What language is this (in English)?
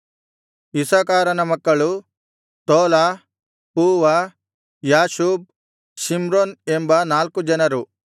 Kannada